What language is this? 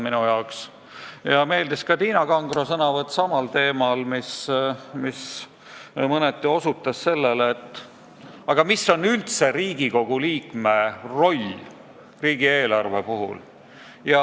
Estonian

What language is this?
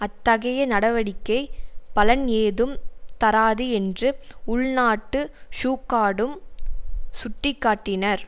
Tamil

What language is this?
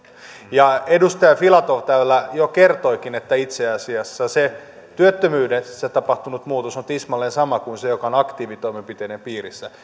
Finnish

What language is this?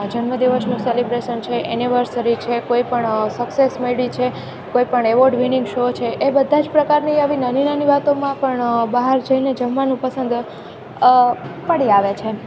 Gujarati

